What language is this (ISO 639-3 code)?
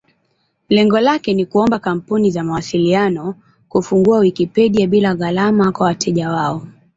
swa